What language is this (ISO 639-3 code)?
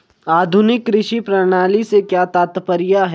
hin